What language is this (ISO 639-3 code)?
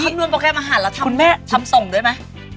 tha